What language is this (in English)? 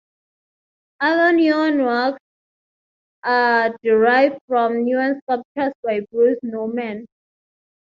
English